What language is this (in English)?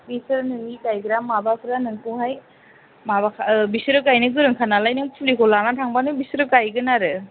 Bodo